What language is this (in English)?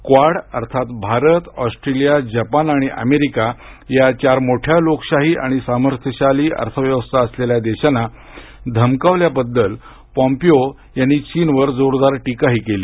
Marathi